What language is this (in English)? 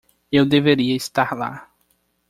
Portuguese